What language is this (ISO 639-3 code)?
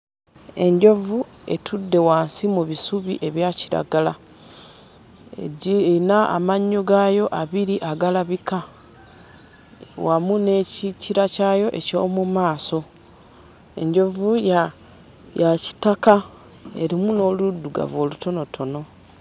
lug